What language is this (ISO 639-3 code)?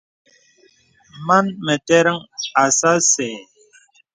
beb